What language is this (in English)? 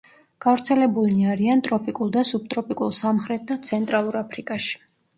Georgian